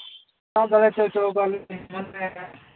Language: Santali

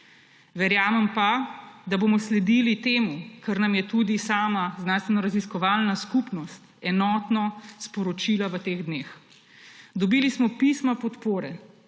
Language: Slovenian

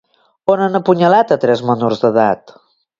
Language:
Catalan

